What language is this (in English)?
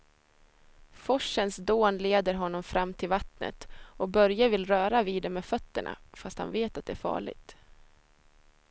Swedish